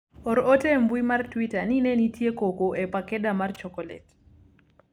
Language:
Luo (Kenya and Tanzania)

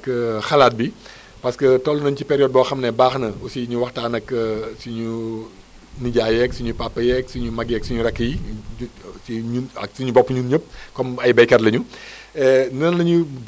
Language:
Wolof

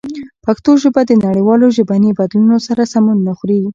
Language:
Pashto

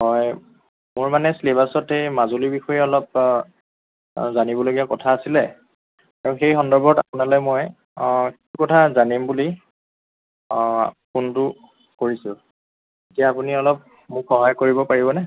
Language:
Assamese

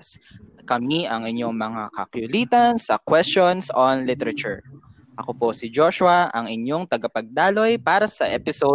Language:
Filipino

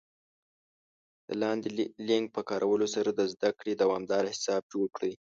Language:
Pashto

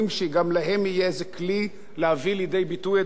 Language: Hebrew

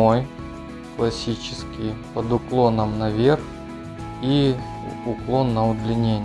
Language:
Russian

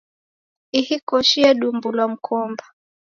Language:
Taita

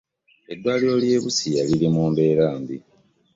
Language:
Ganda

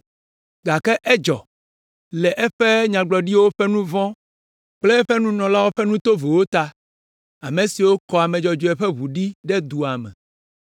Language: Ewe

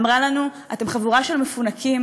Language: Hebrew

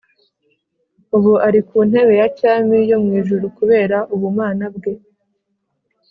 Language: Kinyarwanda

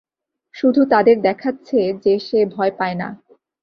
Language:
Bangla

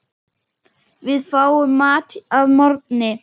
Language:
Icelandic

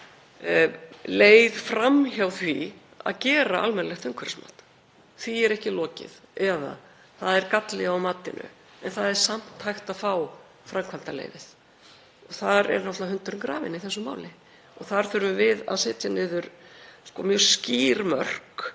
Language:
Icelandic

